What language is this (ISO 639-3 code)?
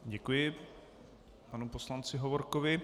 ces